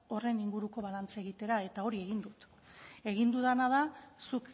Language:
Basque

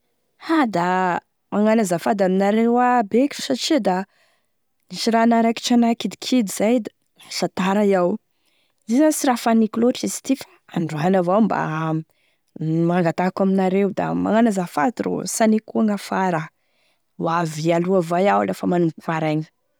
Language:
Tesaka Malagasy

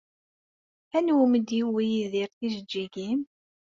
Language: Kabyle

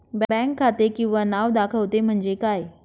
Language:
Marathi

